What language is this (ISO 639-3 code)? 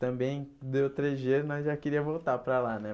por